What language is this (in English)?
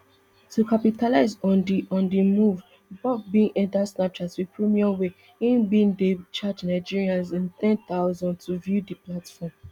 Nigerian Pidgin